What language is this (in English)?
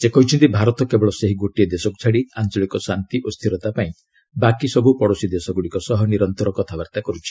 Odia